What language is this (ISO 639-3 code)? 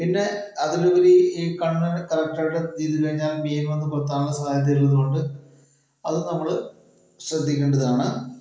mal